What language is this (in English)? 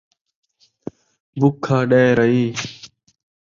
Saraiki